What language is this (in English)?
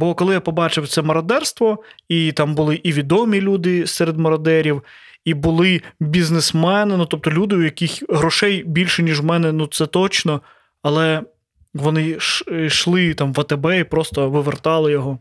Ukrainian